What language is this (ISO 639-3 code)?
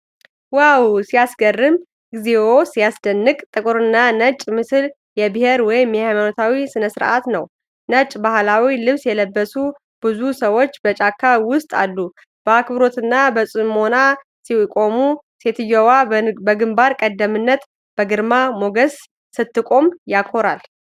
amh